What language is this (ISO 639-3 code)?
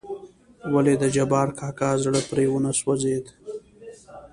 pus